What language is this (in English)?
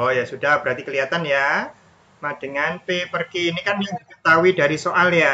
Indonesian